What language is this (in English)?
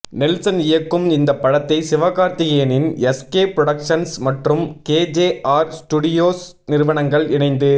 Tamil